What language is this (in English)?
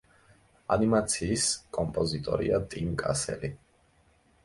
Georgian